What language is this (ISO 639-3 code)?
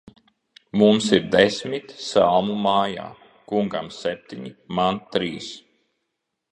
lav